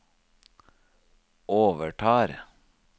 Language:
Norwegian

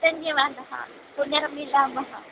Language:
Sanskrit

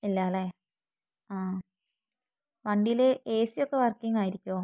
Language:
Malayalam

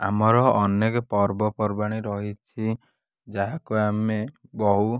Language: Odia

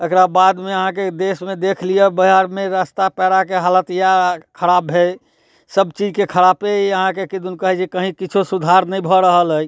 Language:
Maithili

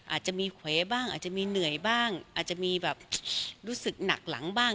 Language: Thai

